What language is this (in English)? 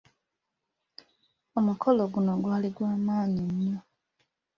Ganda